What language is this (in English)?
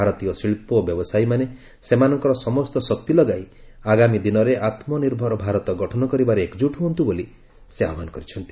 Odia